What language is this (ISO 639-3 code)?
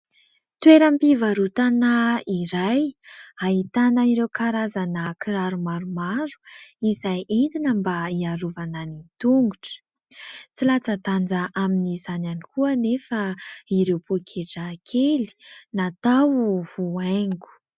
mlg